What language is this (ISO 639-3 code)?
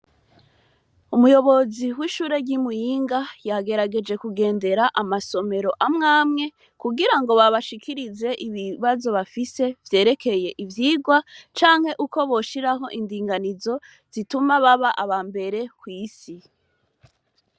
run